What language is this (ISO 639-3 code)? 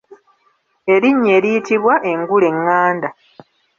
lug